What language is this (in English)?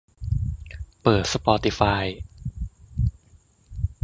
Thai